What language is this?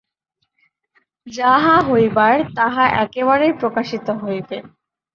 Bangla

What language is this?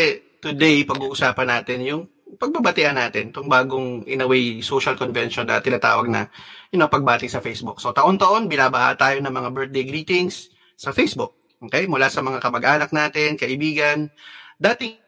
Filipino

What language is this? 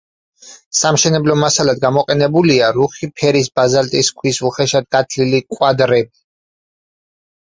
Georgian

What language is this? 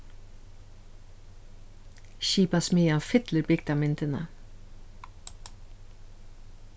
Faroese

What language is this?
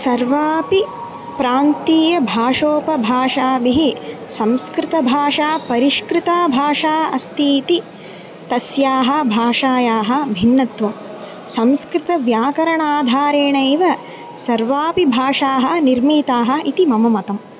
Sanskrit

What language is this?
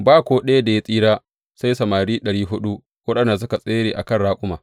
Hausa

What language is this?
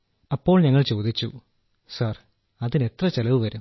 Malayalam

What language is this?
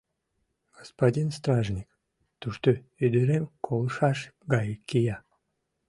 Mari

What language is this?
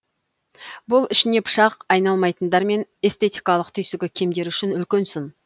Kazakh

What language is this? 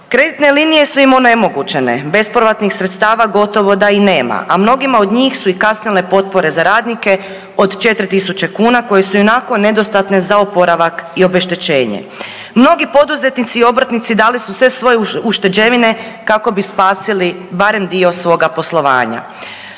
Croatian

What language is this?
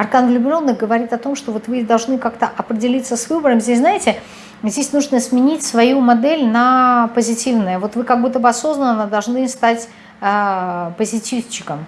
Russian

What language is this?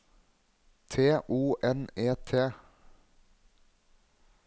Norwegian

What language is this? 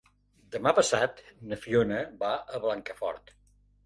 Catalan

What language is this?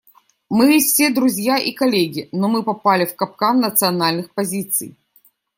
Russian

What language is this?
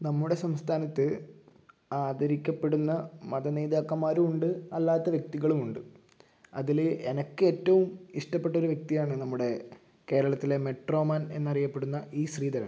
Malayalam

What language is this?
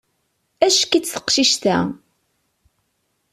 Kabyle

